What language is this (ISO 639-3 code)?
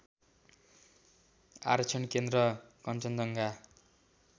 nep